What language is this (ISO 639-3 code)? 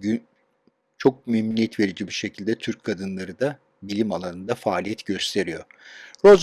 tur